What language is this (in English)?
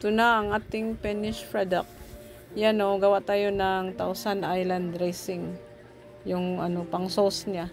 Filipino